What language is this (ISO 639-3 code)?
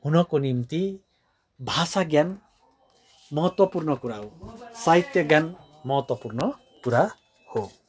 nep